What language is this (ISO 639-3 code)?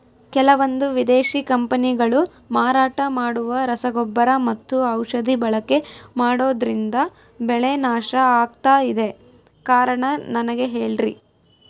kan